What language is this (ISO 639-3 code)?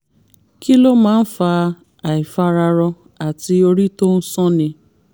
yor